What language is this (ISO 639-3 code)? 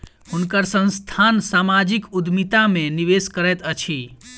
mai